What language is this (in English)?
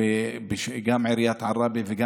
Hebrew